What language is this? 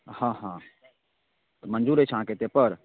Maithili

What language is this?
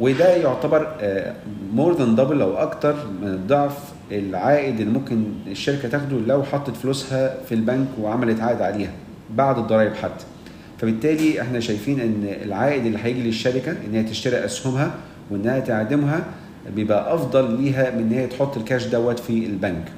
Arabic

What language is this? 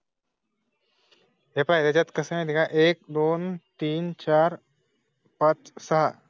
Marathi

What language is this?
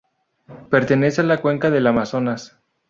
Spanish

